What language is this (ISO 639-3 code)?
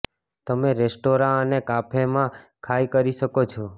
guj